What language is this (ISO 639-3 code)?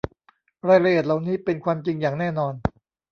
tha